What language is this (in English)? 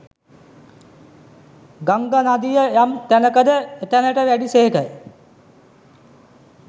Sinhala